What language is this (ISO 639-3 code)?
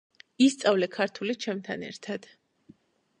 kat